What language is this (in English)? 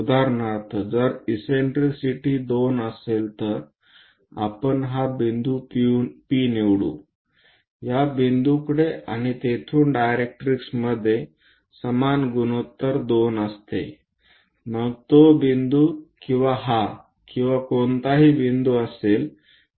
Marathi